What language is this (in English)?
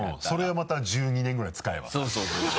Japanese